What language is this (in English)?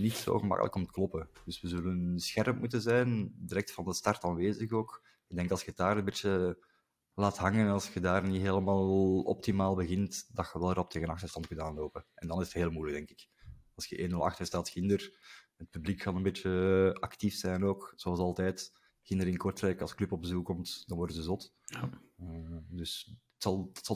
Dutch